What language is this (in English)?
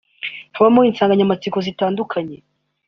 Kinyarwanda